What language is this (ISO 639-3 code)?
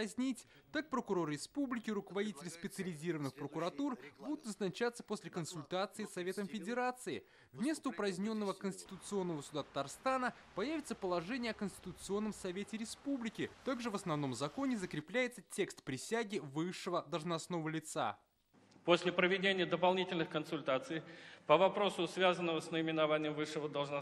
rus